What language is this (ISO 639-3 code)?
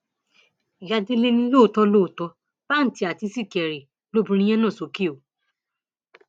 yor